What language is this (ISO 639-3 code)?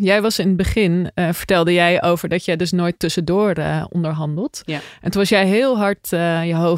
nld